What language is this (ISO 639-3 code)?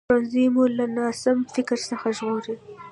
pus